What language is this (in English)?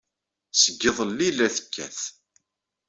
Kabyle